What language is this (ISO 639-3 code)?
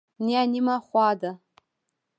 pus